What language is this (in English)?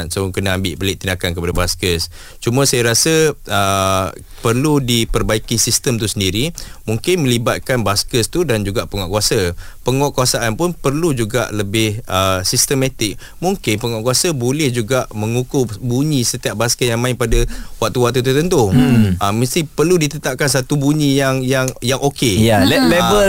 Malay